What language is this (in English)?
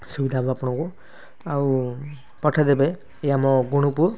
Odia